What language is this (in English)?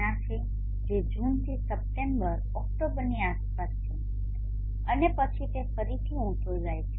Gujarati